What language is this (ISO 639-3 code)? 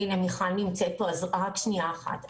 heb